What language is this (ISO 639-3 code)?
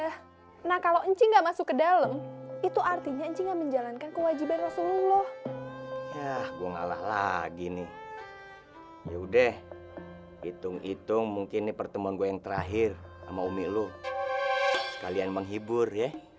ind